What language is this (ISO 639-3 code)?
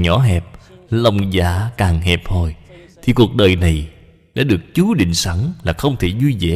vie